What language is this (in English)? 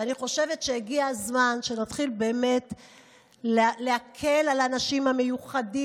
Hebrew